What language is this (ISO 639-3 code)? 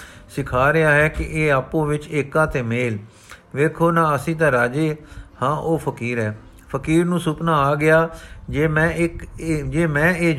pan